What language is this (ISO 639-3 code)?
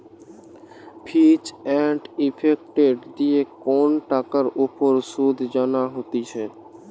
ben